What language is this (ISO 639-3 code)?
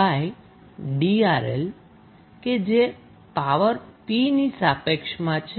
guj